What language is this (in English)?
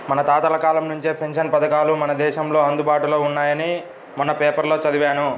Telugu